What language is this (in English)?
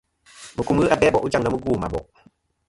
Kom